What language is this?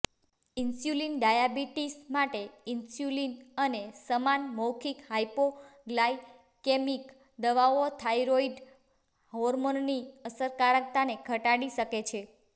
Gujarati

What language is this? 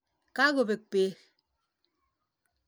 Kalenjin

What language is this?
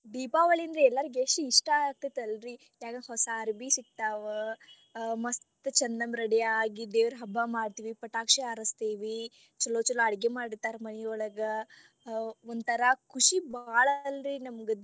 Kannada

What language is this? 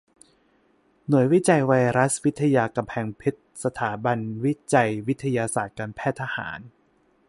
Thai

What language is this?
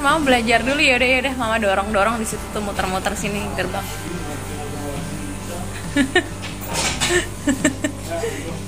Indonesian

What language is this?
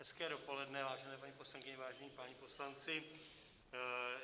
Czech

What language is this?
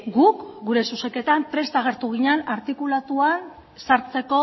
Basque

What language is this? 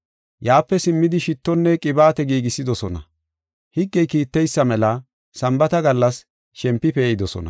Gofa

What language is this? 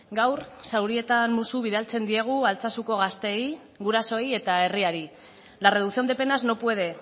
Basque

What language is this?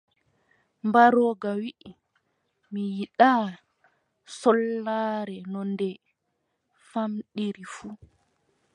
Adamawa Fulfulde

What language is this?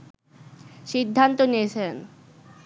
Bangla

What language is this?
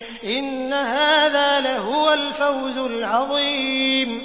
Arabic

